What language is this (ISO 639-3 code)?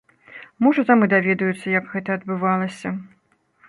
bel